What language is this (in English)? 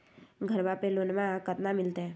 Magahi